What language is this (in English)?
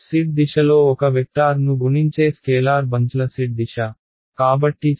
Telugu